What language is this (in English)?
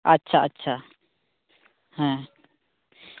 Santali